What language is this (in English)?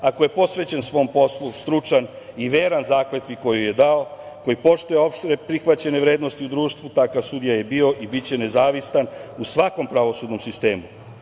Serbian